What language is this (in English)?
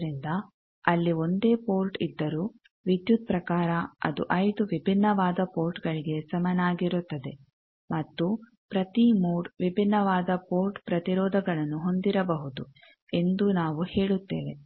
Kannada